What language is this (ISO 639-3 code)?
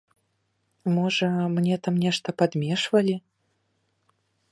bel